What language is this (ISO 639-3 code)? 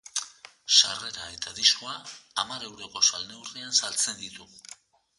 eus